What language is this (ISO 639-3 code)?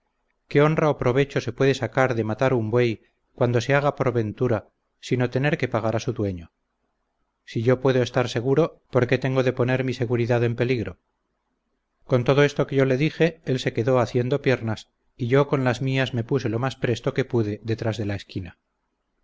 spa